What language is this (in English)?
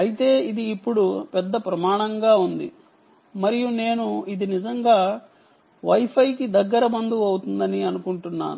Telugu